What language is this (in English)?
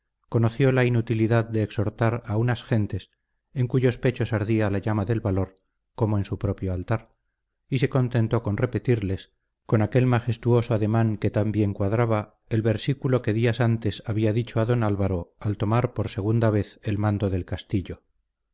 Spanish